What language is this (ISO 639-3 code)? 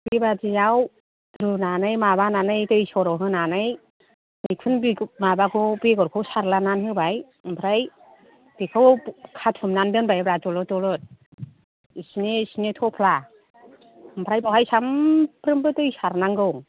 brx